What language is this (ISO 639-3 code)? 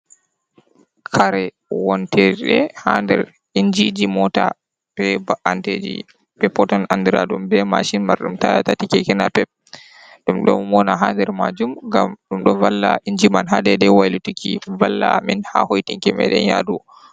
ful